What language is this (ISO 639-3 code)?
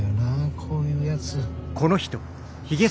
jpn